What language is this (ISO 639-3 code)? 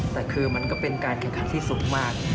tha